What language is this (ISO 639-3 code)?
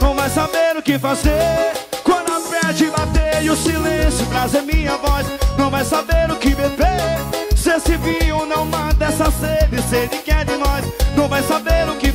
por